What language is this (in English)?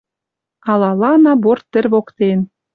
Western Mari